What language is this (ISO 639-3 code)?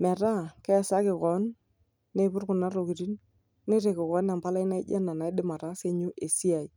mas